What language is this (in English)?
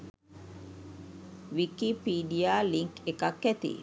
Sinhala